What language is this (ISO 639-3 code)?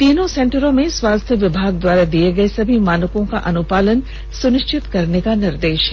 hin